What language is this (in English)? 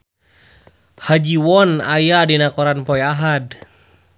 Sundanese